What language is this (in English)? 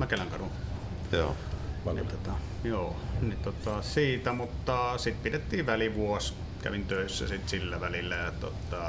Finnish